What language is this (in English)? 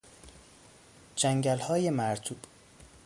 Persian